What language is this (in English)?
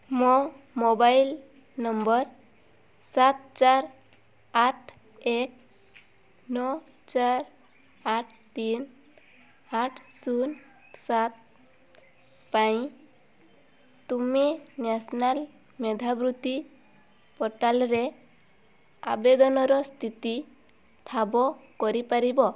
Odia